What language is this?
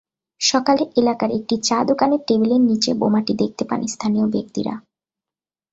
Bangla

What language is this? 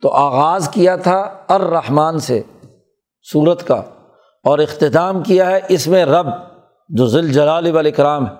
Urdu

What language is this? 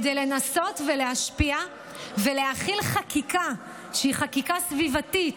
Hebrew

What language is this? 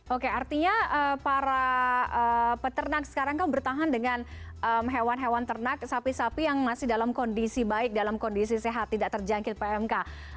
Indonesian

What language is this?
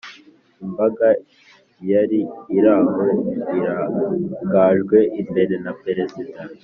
Kinyarwanda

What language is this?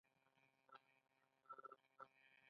Pashto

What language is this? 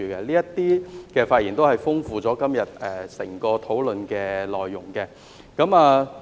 Cantonese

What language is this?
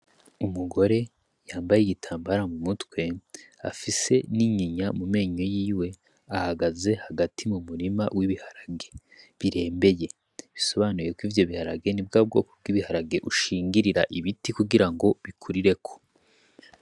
Rundi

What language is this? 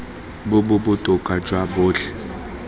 Tswana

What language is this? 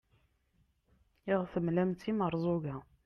Kabyle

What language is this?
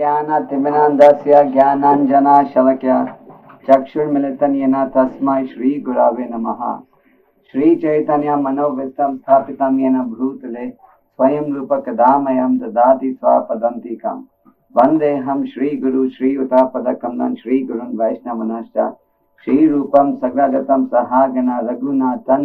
Russian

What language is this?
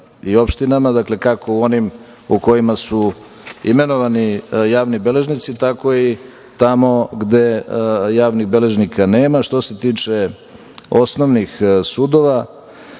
Serbian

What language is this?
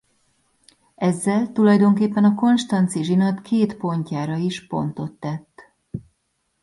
Hungarian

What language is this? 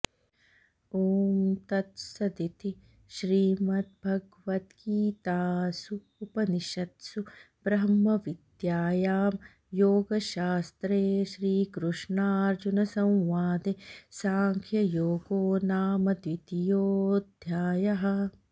Sanskrit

